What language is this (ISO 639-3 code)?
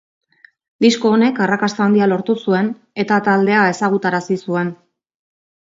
eus